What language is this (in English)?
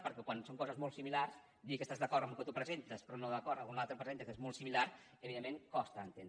Catalan